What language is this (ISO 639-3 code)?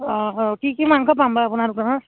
asm